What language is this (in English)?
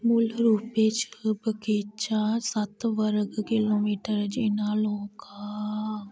Dogri